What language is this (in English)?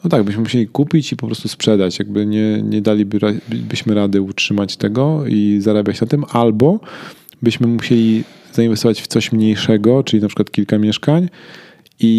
Polish